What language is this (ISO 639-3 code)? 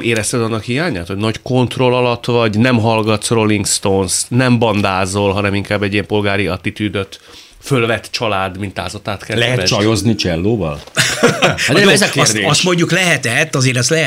hun